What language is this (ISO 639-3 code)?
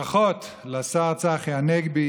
heb